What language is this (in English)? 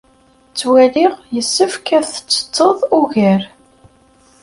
Kabyle